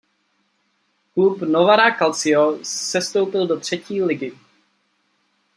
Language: Czech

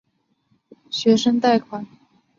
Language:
Chinese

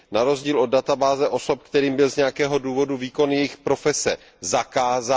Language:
Czech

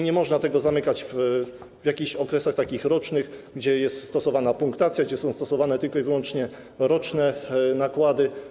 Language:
Polish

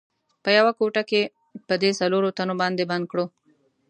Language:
Pashto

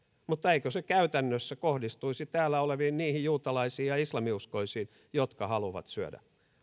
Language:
Finnish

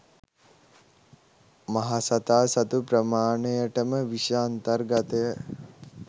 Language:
Sinhala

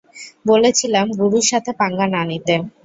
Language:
Bangla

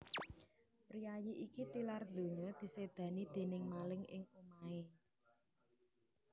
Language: Javanese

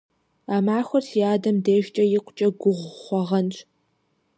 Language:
Kabardian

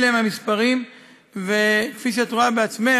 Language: Hebrew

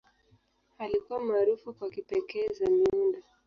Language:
Swahili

